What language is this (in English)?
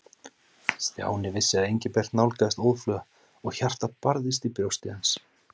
Icelandic